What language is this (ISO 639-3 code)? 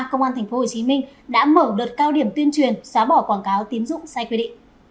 vie